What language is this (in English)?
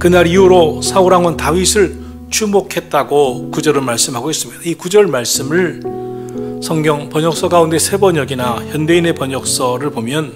Korean